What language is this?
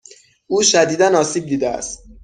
Persian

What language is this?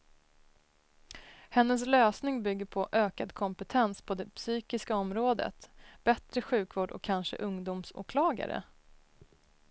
Swedish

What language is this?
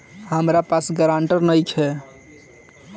Bhojpuri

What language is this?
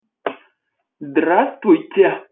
Russian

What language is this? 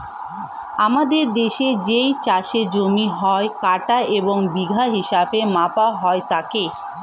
Bangla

